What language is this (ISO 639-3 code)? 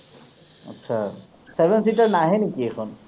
asm